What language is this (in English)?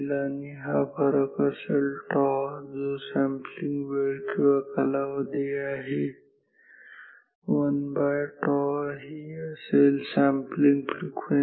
Marathi